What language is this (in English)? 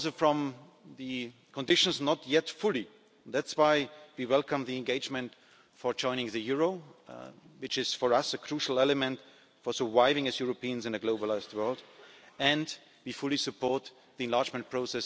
English